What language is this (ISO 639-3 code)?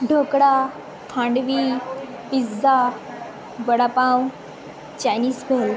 guj